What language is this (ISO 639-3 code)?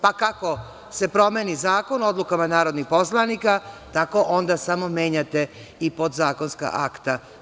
srp